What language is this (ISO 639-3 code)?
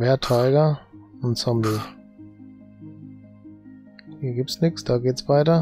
deu